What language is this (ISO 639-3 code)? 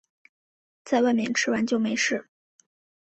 zho